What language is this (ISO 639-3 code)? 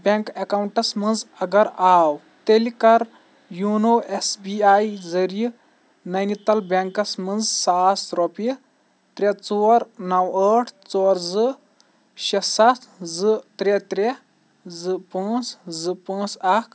kas